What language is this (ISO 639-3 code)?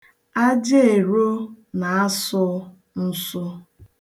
ibo